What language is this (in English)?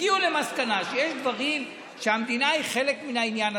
Hebrew